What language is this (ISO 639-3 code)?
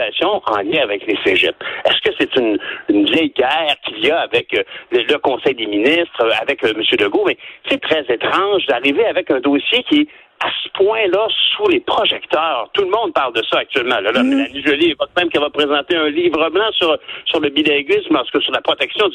fra